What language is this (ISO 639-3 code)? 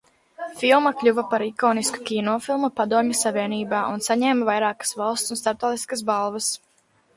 lav